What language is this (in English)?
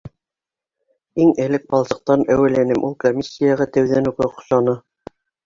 Bashkir